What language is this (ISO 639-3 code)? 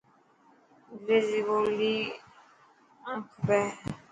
mki